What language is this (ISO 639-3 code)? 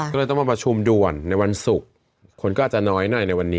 tha